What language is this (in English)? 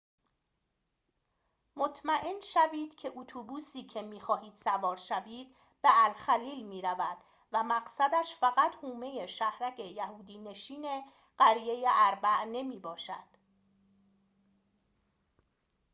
Persian